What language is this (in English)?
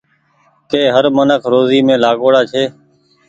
Goaria